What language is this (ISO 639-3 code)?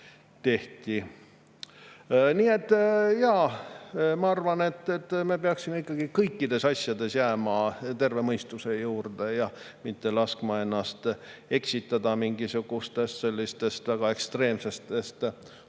est